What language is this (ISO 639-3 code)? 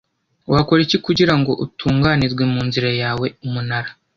kin